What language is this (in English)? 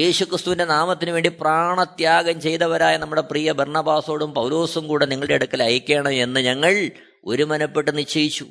Malayalam